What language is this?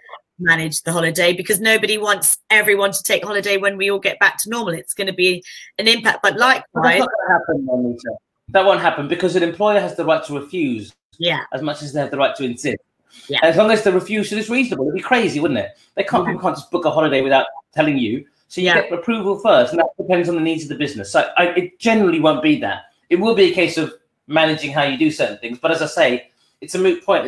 English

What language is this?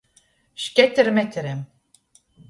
Latgalian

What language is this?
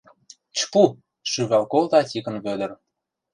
Mari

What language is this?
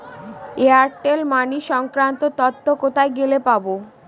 Bangla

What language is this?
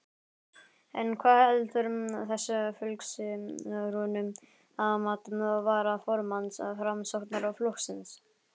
Icelandic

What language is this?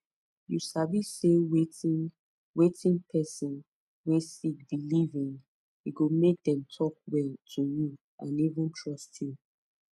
Nigerian Pidgin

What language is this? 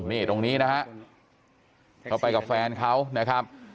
Thai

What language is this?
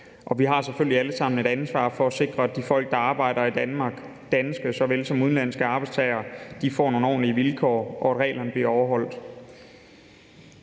Danish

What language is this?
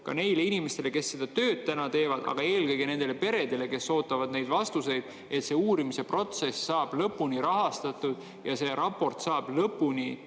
Estonian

